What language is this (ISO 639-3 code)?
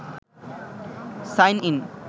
ben